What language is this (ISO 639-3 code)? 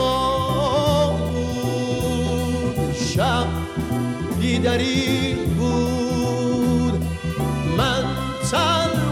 fas